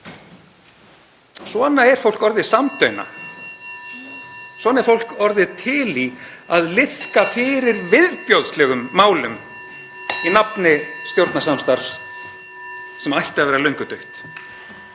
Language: Icelandic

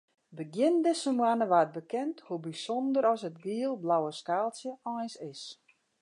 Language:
Western Frisian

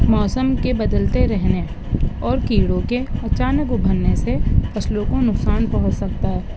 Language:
Urdu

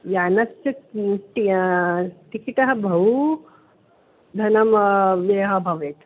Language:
Sanskrit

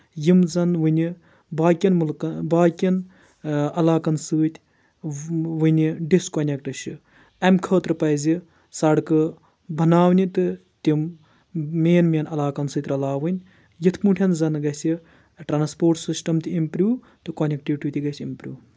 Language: Kashmiri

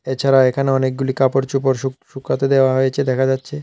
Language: Bangla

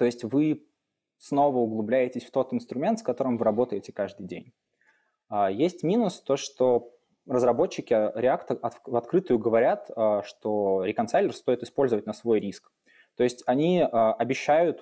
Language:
Russian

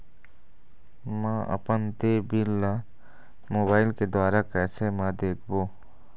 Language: Chhattisgarhi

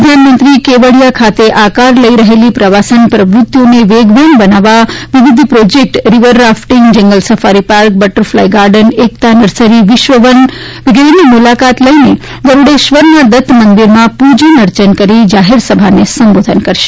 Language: Gujarati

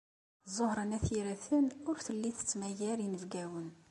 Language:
Kabyle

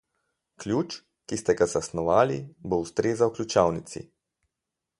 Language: Slovenian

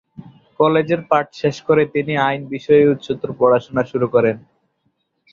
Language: Bangla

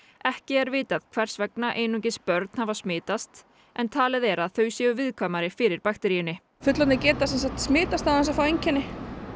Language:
Icelandic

